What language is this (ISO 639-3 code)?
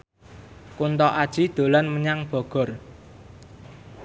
jav